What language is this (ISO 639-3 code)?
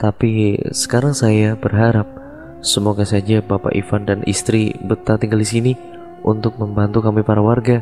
ind